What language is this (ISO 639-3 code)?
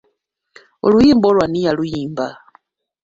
lug